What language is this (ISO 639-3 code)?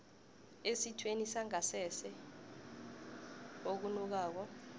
nbl